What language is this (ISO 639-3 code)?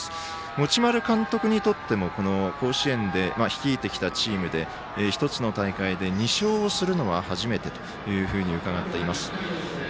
jpn